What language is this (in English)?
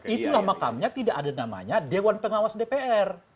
Indonesian